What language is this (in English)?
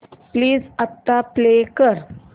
Marathi